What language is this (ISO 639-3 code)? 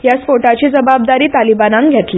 kok